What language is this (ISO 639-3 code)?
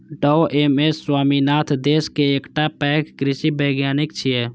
mai